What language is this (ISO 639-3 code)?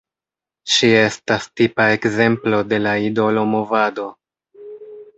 epo